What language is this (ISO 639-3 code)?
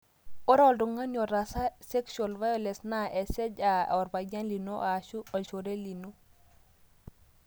mas